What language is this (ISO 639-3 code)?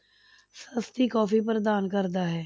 pan